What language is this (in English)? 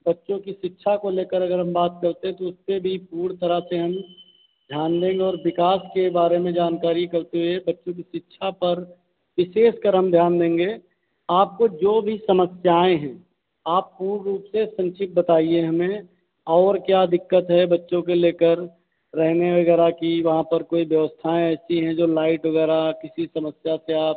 Hindi